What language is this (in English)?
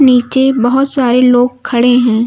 Hindi